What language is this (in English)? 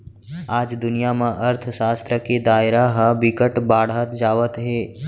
Chhattisgarhi